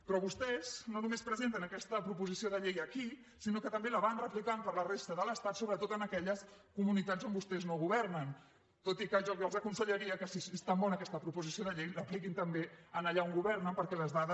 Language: Catalan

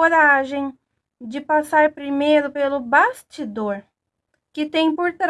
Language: Portuguese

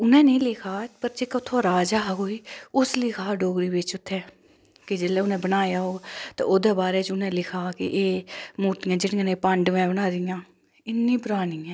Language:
Dogri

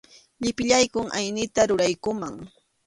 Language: Arequipa-La Unión Quechua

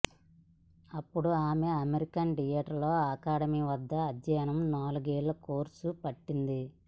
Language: Telugu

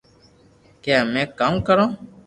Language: Loarki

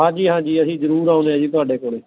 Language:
Punjabi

